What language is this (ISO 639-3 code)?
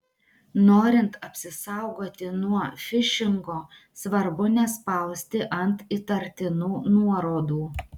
lit